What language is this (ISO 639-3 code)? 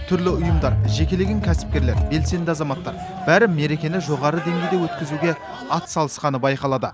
kaz